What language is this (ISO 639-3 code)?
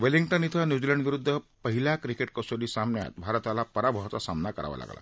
mar